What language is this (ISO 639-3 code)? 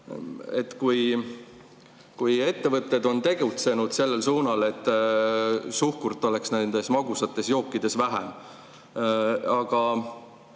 est